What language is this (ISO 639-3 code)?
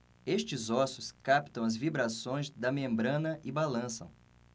por